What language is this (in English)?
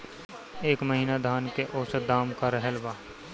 Bhojpuri